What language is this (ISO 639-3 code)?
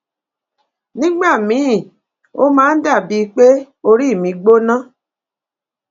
yor